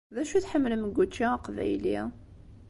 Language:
Kabyle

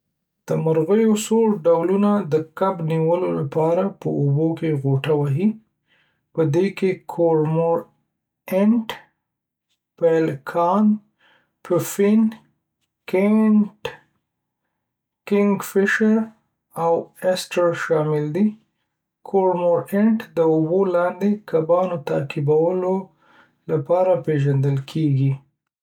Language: Pashto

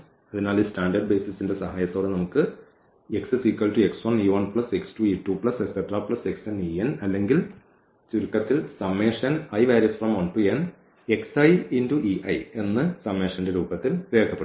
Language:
Malayalam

